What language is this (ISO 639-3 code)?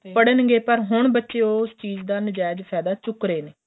pan